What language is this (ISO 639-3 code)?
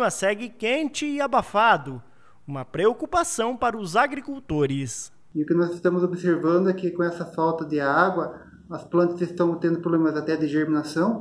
por